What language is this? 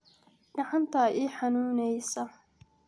Somali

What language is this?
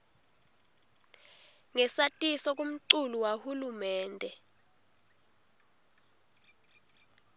Swati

